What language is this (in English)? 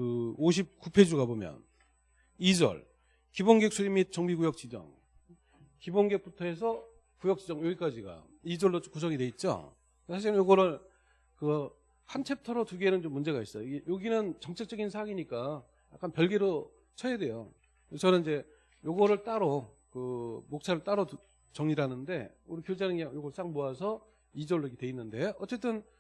Korean